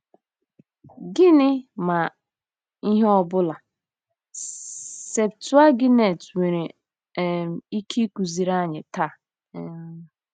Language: Igbo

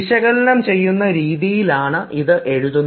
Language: Malayalam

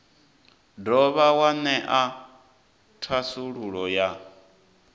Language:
Venda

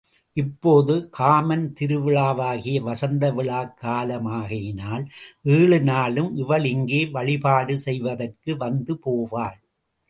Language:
Tamil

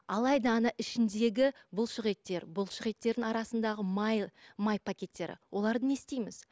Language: Kazakh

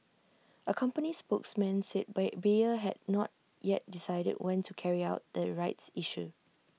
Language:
English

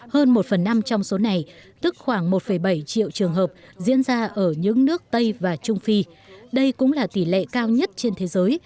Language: Vietnamese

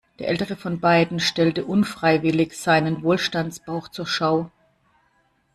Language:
German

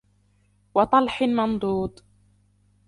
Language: Arabic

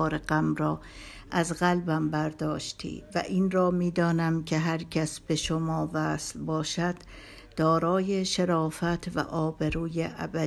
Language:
Persian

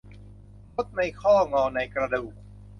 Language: Thai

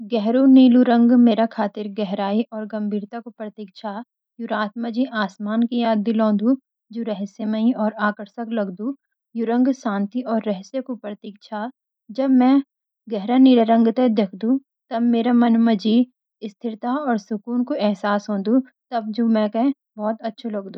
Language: Garhwali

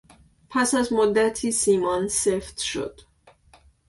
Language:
Persian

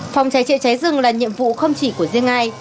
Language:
Vietnamese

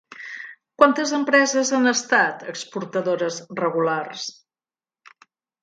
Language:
Catalan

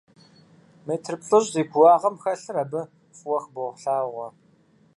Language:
Kabardian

